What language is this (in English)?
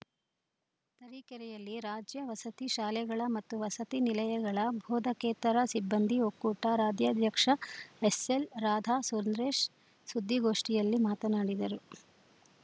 Kannada